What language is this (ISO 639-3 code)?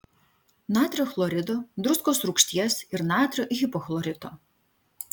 lit